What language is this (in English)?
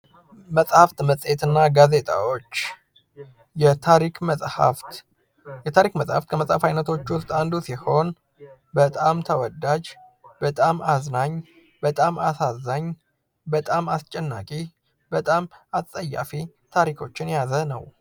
Amharic